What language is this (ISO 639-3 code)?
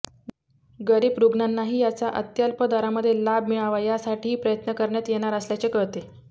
mar